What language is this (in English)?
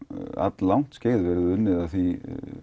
Icelandic